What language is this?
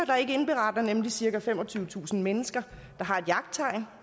Danish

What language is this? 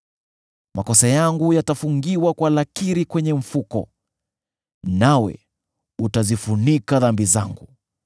Swahili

